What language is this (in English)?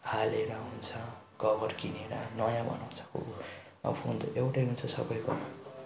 Nepali